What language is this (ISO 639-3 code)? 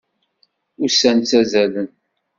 kab